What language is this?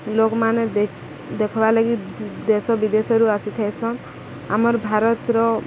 Odia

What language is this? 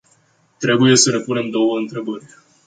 Romanian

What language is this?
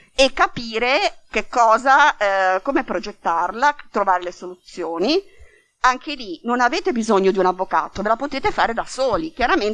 Italian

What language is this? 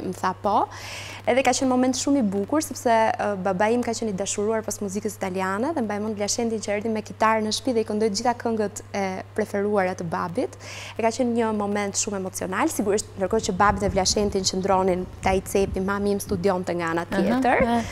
Romanian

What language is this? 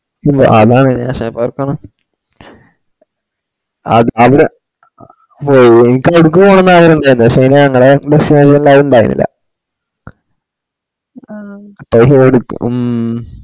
Malayalam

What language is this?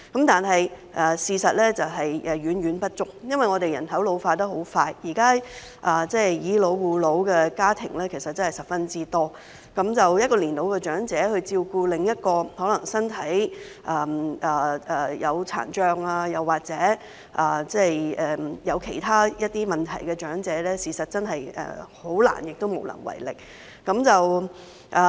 Cantonese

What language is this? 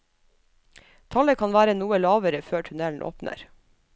Norwegian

